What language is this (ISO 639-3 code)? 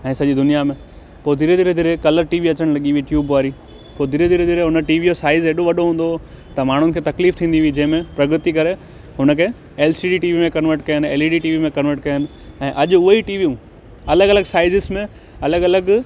snd